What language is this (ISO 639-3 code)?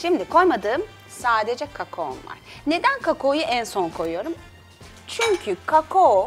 tur